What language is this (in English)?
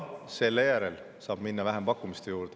Estonian